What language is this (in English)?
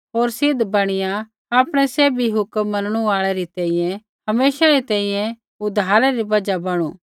Kullu Pahari